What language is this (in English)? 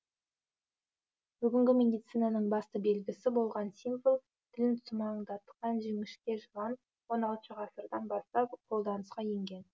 Kazakh